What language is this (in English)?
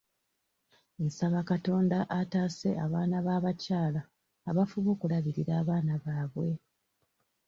Ganda